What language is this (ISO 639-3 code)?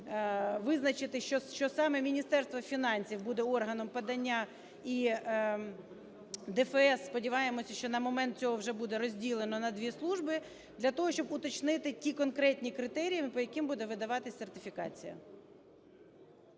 ukr